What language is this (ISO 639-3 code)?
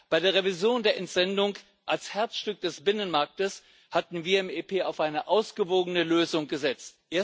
deu